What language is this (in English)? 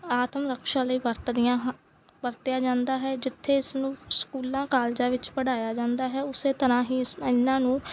Punjabi